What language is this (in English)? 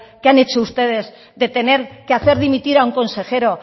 Spanish